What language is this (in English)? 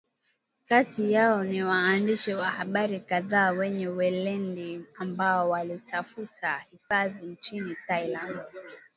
Swahili